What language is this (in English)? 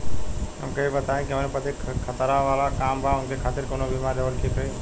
Bhojpuri